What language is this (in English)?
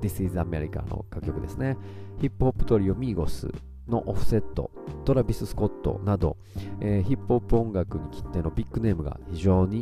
Japanese